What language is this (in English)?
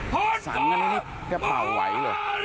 Thai